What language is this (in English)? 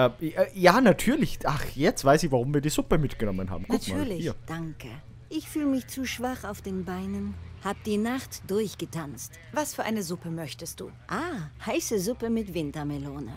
German